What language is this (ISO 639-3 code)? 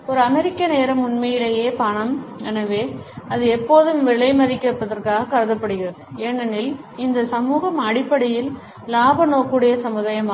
tam